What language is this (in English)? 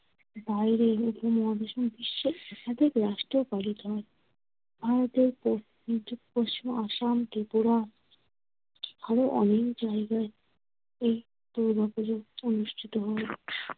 Bangla